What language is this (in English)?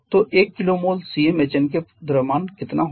Hindi